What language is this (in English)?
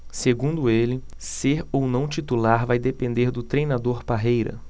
Portuguese